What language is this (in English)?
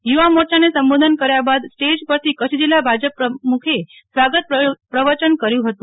Gujarati